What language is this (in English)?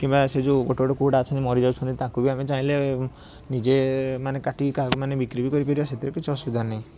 Odia